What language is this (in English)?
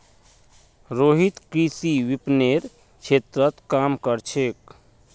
Magahi